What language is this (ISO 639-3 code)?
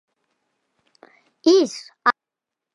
kat